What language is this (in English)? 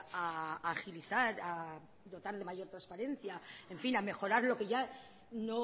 Spanish